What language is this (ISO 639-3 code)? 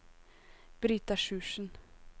nor